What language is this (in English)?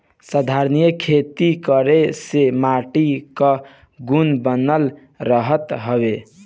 Bhojpuri